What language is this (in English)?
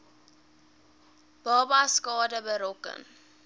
Afrikaans